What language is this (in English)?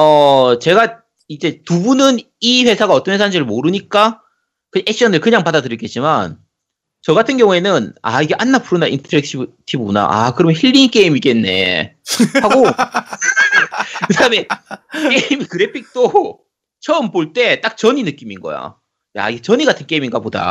Korean